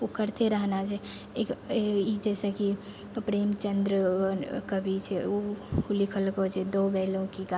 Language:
Maithili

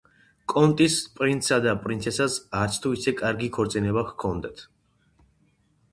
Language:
Georgian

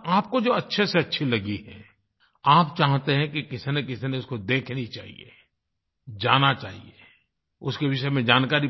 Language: Hindi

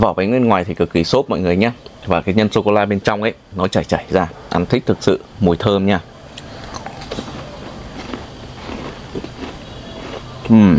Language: Vietnamese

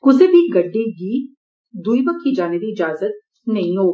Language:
Dogri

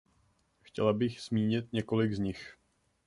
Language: Czech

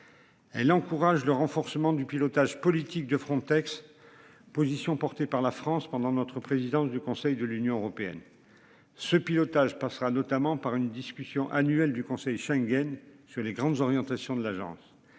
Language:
French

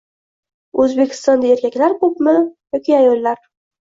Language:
Uzbek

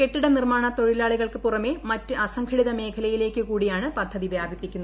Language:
Malayalam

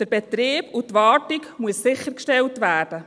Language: Swiss German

